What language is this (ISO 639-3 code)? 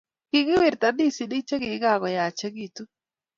kln